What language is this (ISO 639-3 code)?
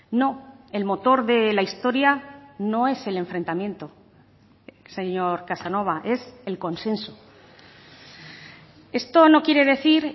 spa